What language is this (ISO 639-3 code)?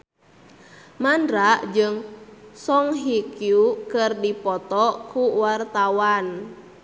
sun